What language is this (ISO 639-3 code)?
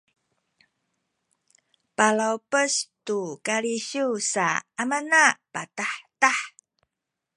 szy